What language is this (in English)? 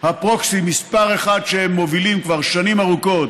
Hebrew